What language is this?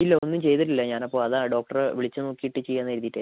Malayalam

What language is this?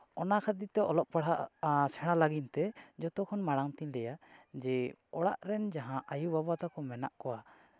Santali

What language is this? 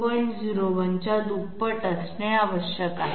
Marathi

